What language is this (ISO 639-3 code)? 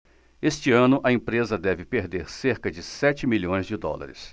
por